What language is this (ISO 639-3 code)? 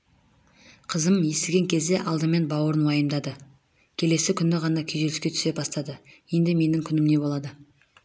kaz